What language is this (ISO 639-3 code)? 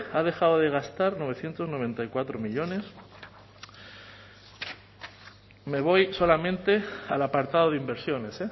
spa